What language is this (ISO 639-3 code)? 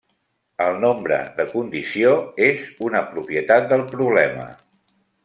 cat